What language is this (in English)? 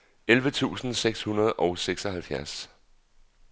Danish